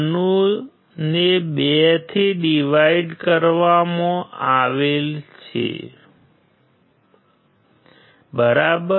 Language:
Gujarati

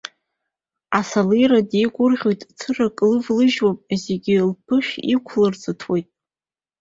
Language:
Abkhazian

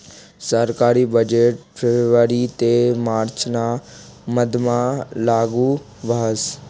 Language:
Marathi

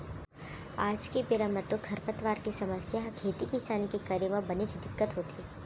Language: Chhattisgarhi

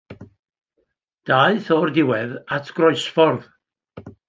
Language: Welsh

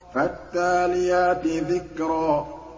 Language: Arabic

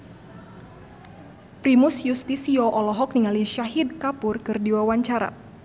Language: Sundanese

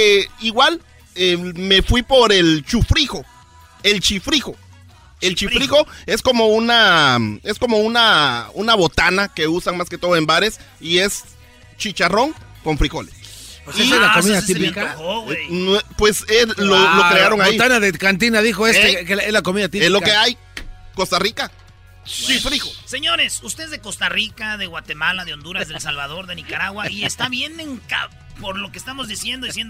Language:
Spanish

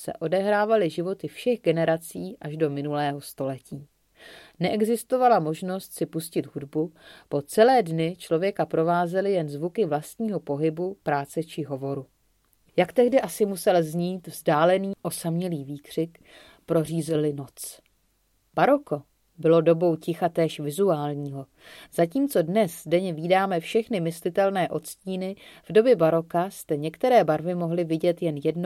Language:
Czech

